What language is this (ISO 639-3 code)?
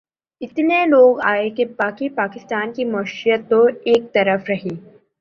urd